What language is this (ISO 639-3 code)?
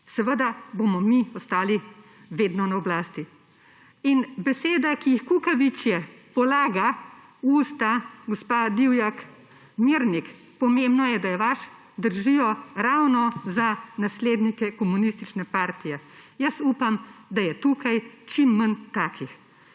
slv